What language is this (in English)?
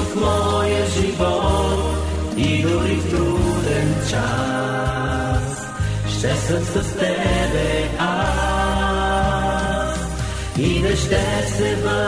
Bulgarian